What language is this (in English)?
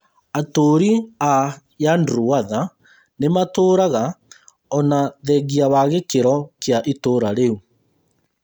Kikuyu